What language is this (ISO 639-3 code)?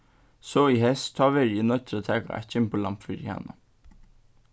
fao